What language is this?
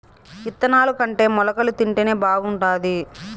Telugu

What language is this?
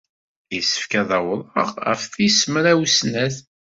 Kabyle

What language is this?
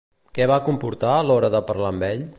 Catalan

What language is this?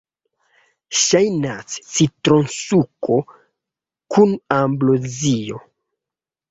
Esperanto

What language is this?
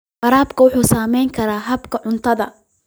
Somali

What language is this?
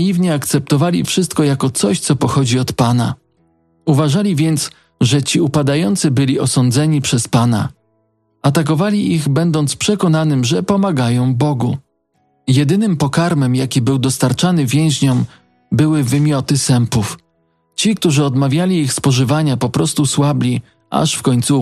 Polish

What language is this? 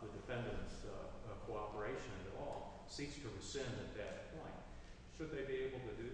English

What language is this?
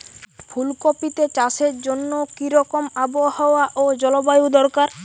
Bangla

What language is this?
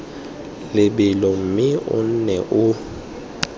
Tswana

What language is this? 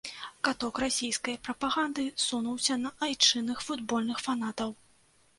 Belarusian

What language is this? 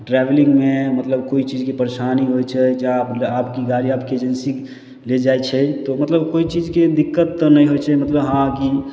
Maithili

